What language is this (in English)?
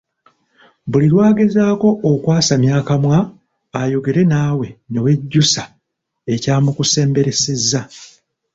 Ganda